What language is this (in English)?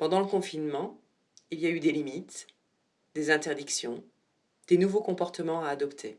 French